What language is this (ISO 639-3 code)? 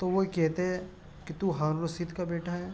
urd